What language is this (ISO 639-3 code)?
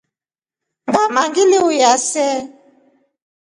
rof